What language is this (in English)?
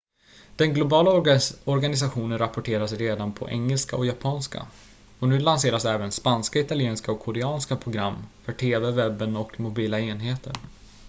Swedish